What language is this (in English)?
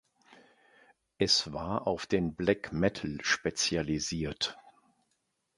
German